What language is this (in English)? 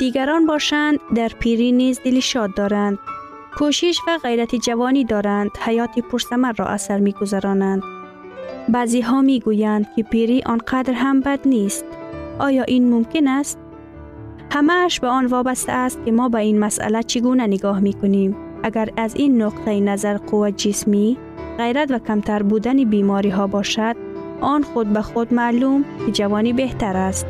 Persian